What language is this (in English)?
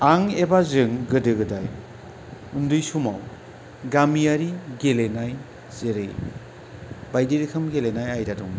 Bodo